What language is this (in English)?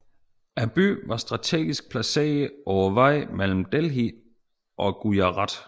Danish